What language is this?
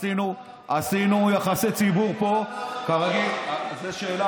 Hebrew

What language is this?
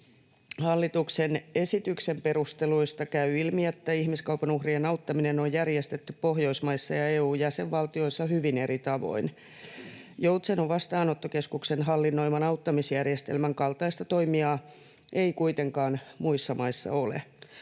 Finnish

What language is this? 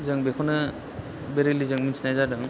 Bodo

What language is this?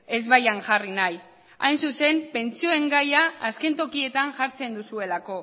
Basque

